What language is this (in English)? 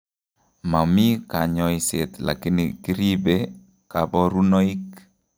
Kalenjin